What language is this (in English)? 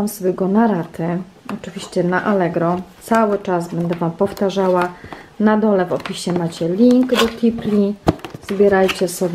Polish